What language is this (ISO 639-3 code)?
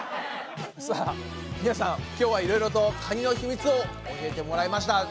jpn